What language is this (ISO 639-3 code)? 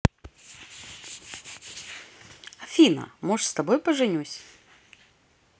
rus